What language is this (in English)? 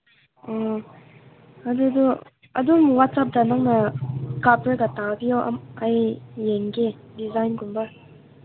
Manipuri